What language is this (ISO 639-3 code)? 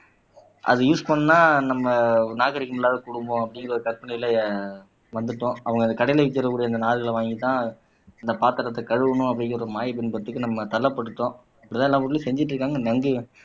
tam